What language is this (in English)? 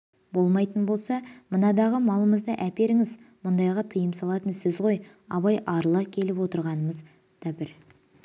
Kazakh